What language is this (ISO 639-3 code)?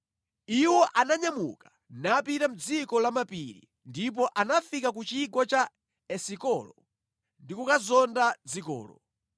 nya